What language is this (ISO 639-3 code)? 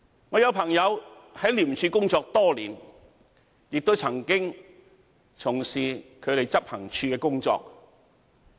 yue